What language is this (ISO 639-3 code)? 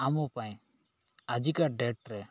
ori